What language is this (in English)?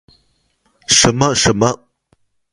Chinese